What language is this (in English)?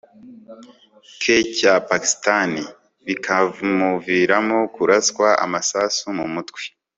Kinyarwanda